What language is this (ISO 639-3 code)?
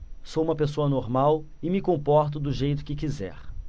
por